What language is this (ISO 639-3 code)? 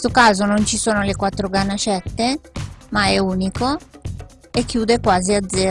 ita